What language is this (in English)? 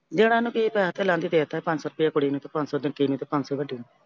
Punjabi